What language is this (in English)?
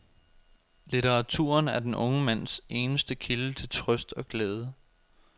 Danish